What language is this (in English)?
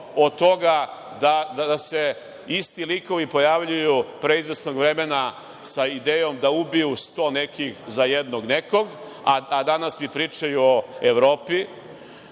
Serbian